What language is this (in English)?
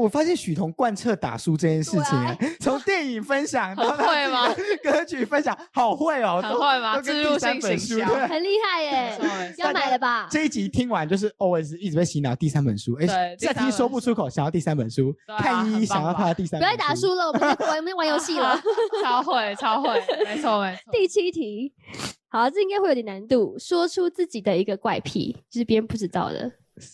Chinese